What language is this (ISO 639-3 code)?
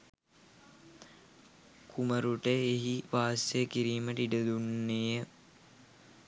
sin